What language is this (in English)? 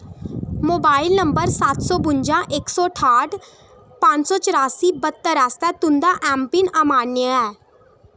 Dogri